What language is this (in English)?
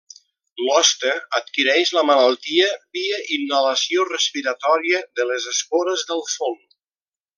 Catalan